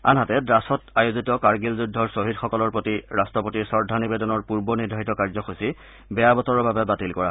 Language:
Assamese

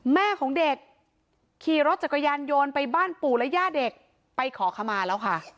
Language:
Thai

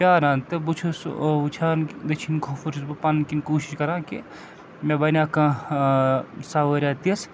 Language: Kashmiri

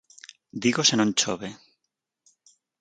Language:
Galician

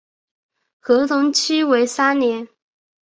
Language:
Chinese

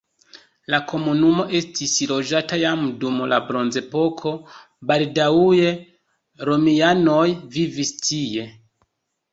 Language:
Esperanto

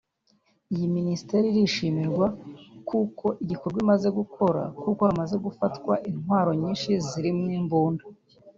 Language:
Kinyarwanda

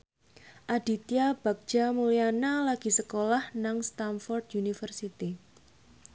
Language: Javanese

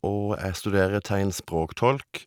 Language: Norwegian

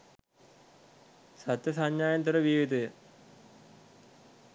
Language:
Sinhala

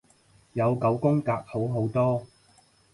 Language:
Cantonese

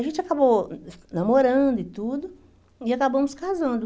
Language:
Portuguese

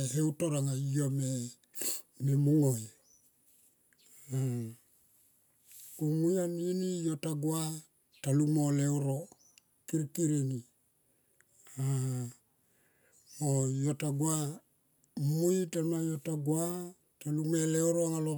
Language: Tomoip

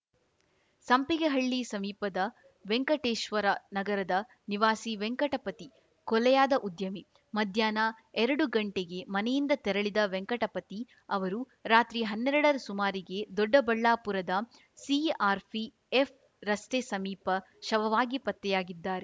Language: Kannada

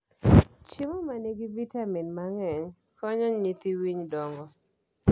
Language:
Luo (Kenya and Tanzania)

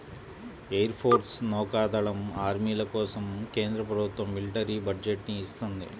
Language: Telugu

